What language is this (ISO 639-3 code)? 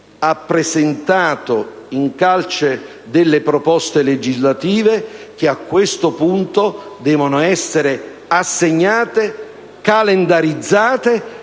ita